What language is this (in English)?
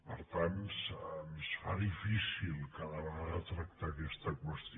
Catalan